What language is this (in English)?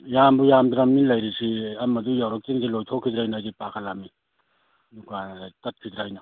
Manipuri